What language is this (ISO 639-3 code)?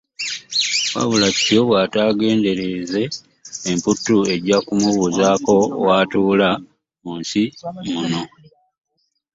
lug